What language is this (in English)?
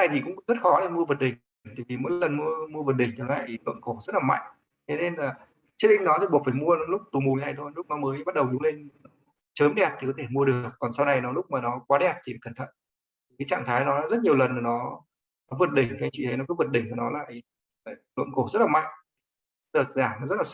Vietnamese